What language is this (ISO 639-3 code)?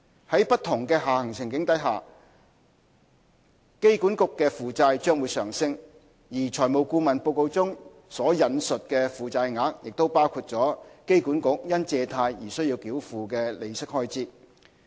yue